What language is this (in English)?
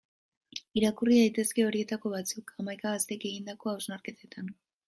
Basque